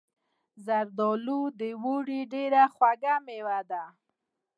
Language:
Pashto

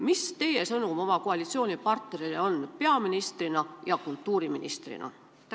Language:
Estonian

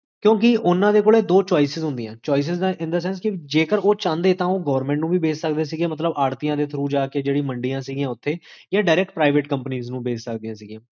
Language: Punjabi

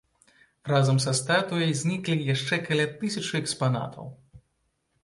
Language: Belarusian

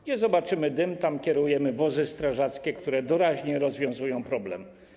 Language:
Polish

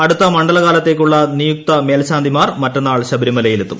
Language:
Malayalam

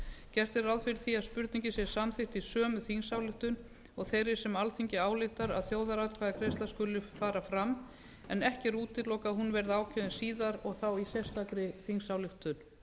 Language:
Icelandic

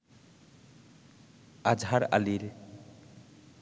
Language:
Bangla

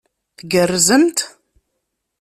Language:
Kabyle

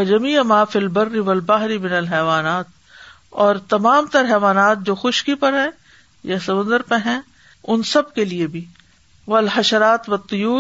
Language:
Urdu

